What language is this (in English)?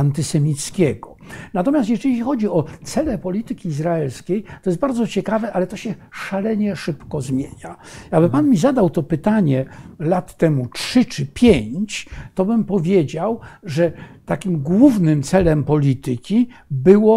Polish